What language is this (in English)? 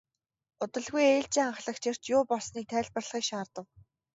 Mongolian